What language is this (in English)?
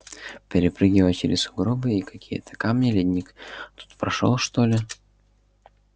Russian